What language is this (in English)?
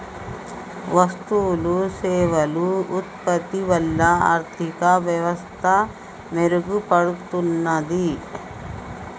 Telugu